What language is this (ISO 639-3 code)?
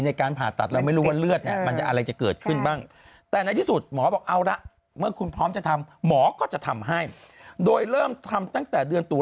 tha